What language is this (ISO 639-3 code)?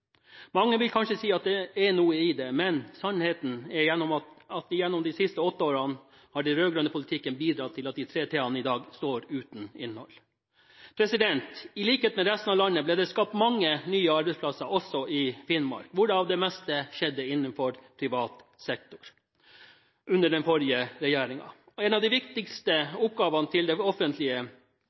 nob